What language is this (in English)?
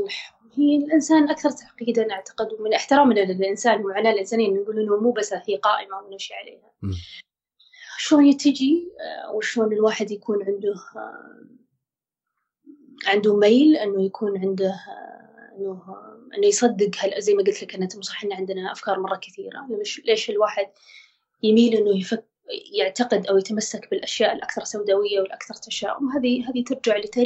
Arabic